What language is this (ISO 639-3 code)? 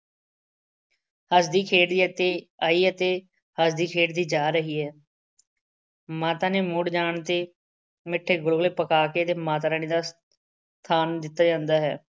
pan